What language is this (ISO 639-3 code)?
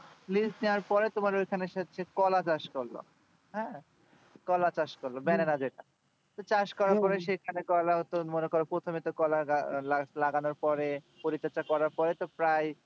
ben